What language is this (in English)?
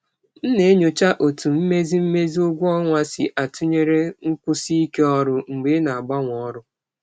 Igbo